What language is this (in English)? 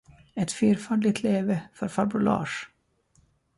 Swedish